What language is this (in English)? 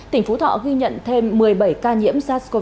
Vietnamese